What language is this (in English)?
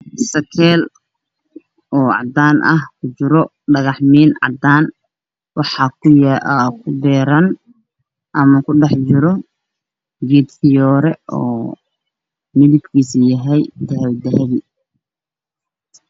Somali